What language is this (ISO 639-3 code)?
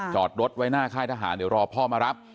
tha